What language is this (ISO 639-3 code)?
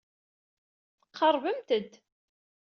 kab